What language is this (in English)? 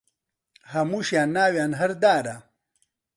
Central Kurdish